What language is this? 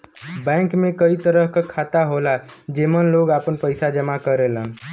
Bhojpuri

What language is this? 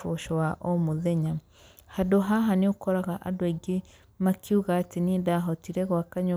Kikuyu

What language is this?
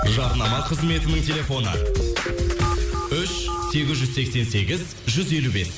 Kazakh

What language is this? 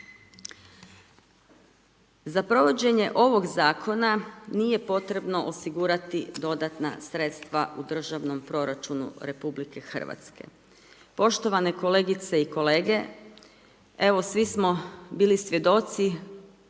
Croatian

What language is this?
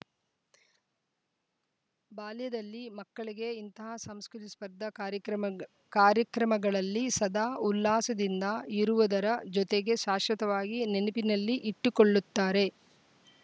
Kannada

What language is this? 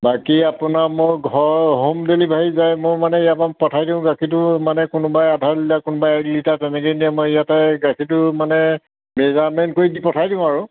Assamese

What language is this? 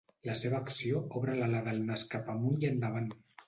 Catalan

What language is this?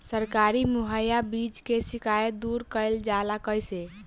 Bhojpuri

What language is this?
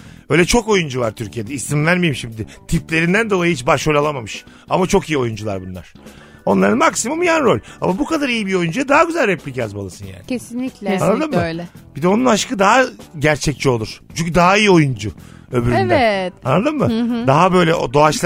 Turkish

